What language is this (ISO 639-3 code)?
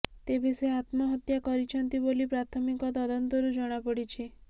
ori